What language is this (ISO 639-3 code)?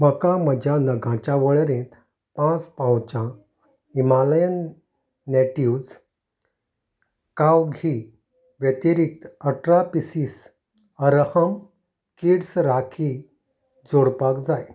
kok